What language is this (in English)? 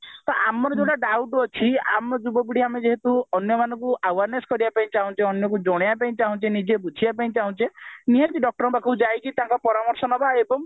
Odia